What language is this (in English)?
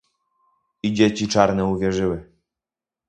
Polish